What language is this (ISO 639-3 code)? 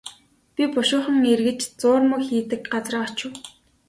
mon